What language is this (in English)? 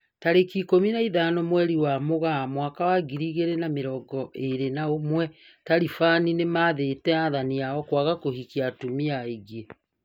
Kikuyu